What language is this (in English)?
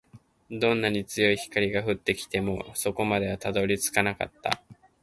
Japanese